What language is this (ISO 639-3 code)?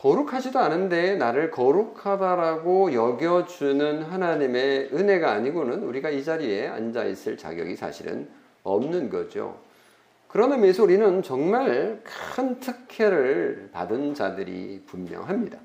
kor